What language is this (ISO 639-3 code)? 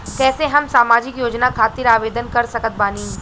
bho